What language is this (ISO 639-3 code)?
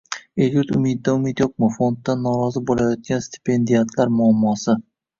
uzb